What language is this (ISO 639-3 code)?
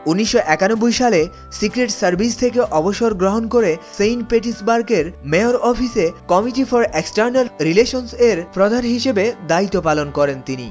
ben